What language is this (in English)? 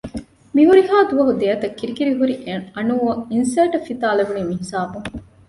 Divehi